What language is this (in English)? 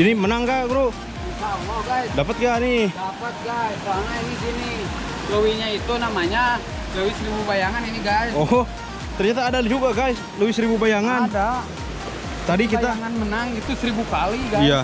Indonesian